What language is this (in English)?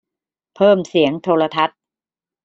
Thai